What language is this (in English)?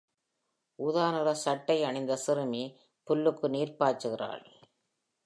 Tamil